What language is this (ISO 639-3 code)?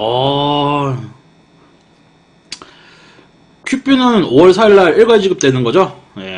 kor